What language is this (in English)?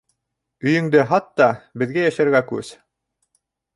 Bashkir